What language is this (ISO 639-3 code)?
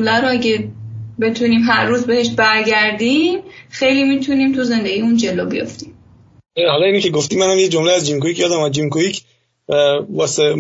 fas